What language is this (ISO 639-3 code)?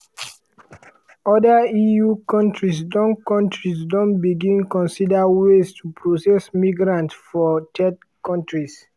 pcm